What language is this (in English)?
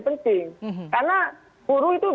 Indonesian